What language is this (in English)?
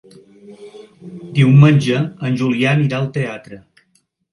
Catalan